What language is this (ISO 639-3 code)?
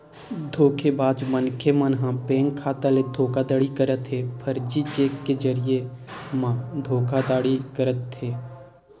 hne